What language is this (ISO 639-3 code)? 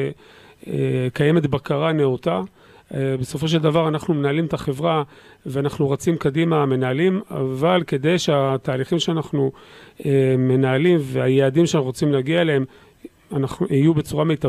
heb